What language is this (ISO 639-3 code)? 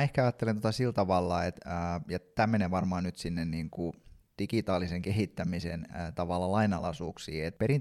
fin